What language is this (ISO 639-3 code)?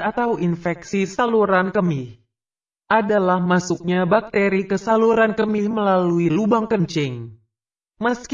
ind